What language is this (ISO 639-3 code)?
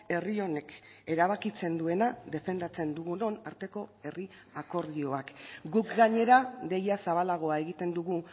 eus